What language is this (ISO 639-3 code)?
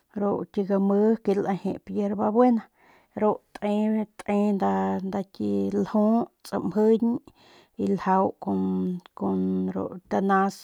pmq